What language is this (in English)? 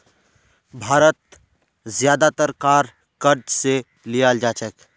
Magahi